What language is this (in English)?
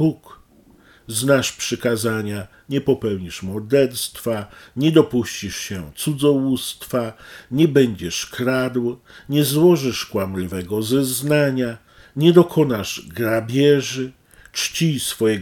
Polish